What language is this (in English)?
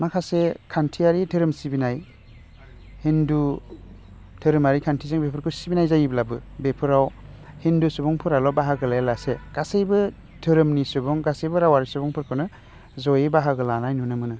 Bodo